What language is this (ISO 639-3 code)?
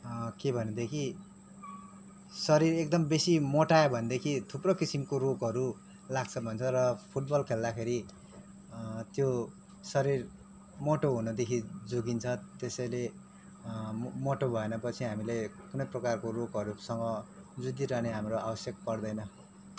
nep